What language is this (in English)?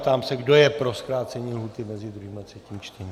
Czech